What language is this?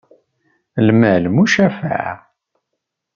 Kabyle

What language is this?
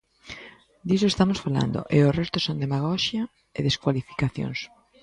Galician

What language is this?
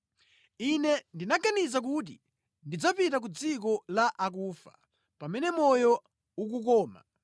Nyanja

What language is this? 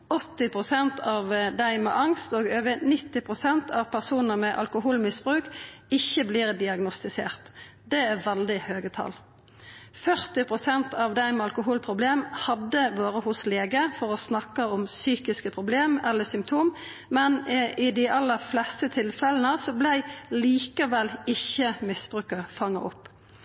Norwegian Nynorsk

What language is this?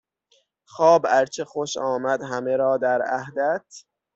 Persian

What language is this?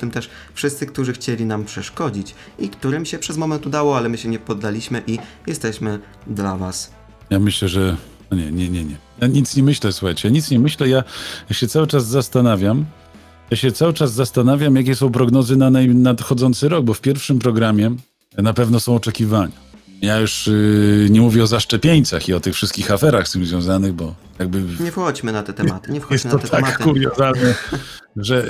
Polish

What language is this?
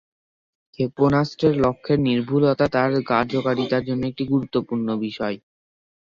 Bangla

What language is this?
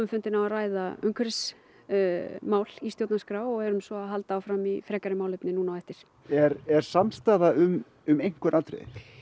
Icelandic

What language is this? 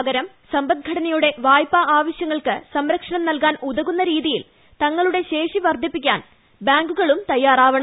Malayalam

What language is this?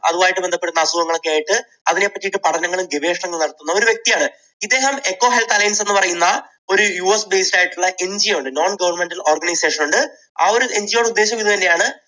Malayalam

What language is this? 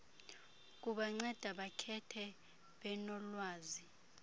Xhosa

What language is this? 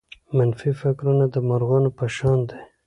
Pashto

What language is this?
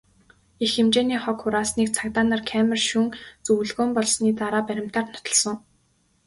Mongolian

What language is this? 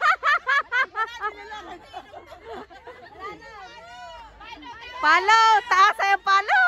Thai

